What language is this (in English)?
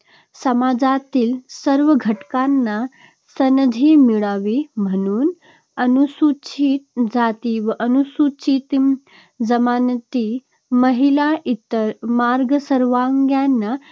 Marathi